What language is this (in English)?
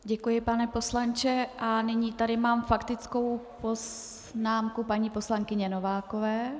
Czech